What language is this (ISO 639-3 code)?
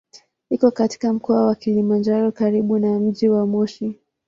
swa